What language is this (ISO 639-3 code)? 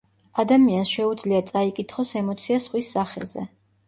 kat